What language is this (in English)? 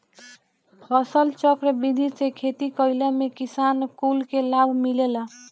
Bhojpuri